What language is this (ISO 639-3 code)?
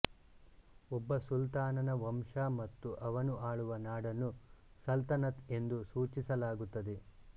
kan